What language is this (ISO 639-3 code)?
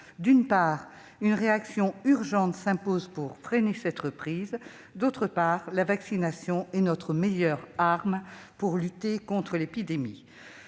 fra